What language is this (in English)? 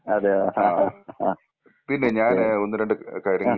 Malayalam